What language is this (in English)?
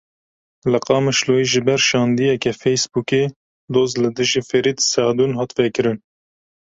Kurdish